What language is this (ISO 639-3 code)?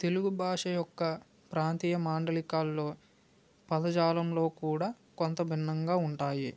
tel